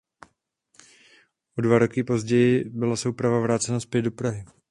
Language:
Czech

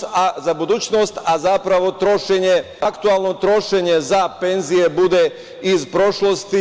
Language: Serbian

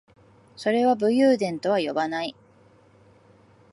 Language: Japanese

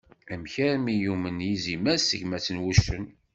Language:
Kabyle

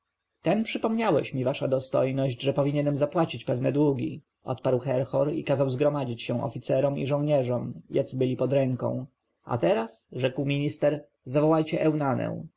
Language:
Polish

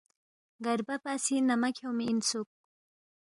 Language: Balti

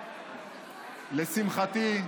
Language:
Hebrew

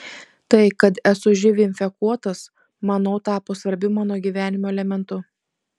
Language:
Lithuanian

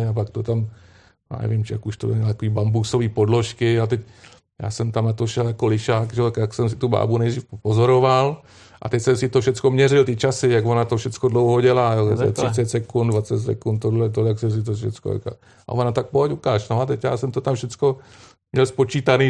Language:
Czech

